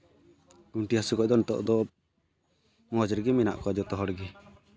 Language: Santali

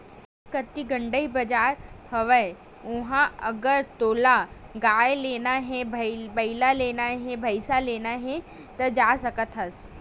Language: Chhattisgarhi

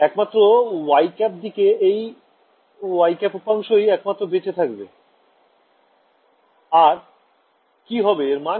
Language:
Bangla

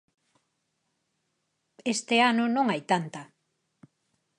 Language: Galician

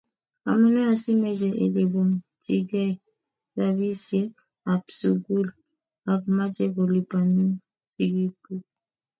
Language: Kalenjin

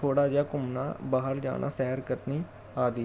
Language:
Punjabi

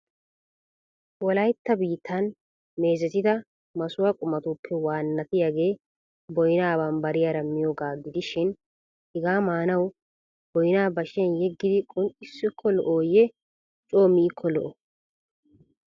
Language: Wolaytta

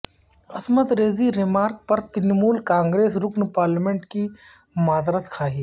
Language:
Urdu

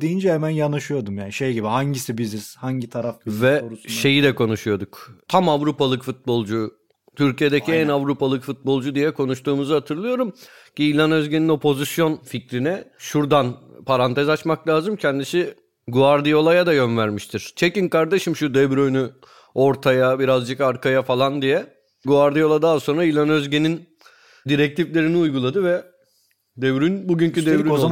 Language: Turkish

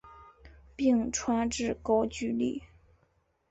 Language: Chinese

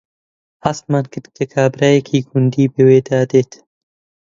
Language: Central Kurdish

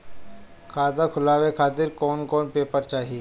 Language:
Bhojpuri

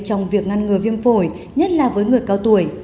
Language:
Vietnamese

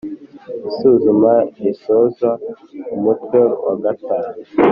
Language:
Kinyarwanda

